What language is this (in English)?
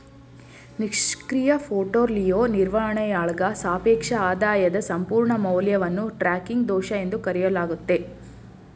Kannada